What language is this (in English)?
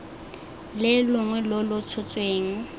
Tswana